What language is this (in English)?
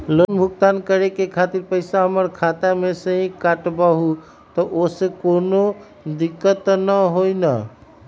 Magahi